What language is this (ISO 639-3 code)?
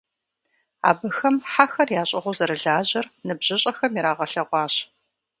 kbd